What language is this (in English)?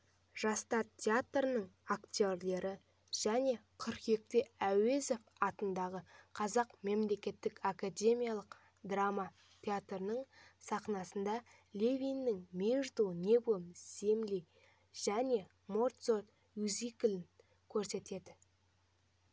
Kazakh